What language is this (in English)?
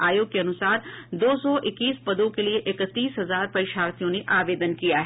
Hindi